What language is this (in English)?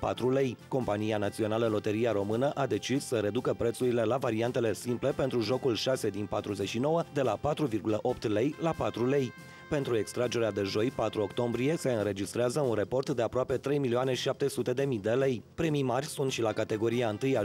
Romanian